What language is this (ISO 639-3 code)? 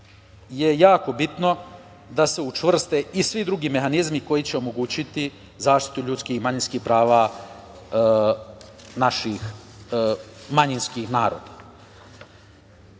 srp